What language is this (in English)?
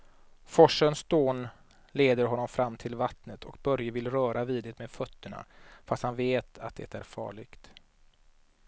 Swedish